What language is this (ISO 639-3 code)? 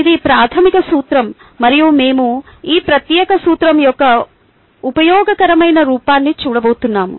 tel